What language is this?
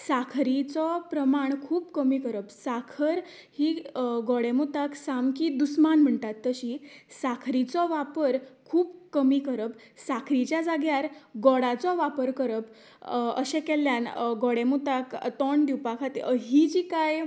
Konkani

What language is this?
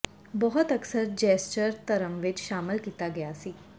Punjabi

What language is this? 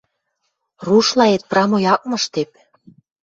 Western Mari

